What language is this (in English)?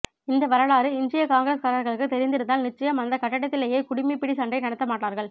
Tamil